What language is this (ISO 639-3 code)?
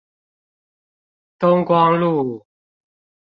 zho